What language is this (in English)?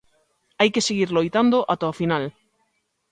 Galician